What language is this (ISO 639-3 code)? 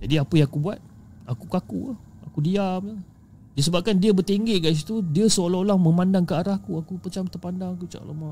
msa